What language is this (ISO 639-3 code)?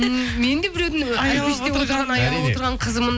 kaz